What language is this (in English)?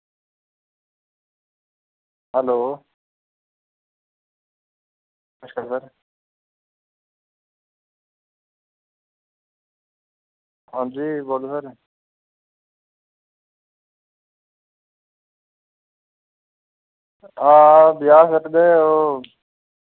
Dogri